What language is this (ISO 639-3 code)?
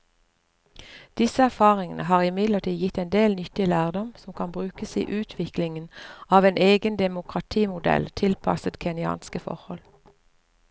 nor